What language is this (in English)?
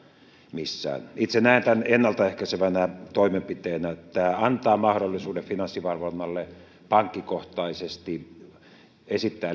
Finnish